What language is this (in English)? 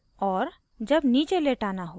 Hindi